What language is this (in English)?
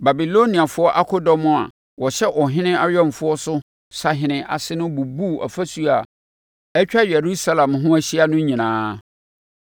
Akan